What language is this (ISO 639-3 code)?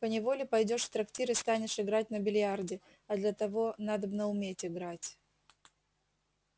rus